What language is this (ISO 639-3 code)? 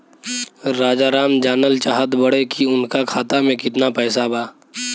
bho